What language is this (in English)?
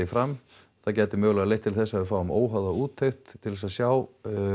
Icelandic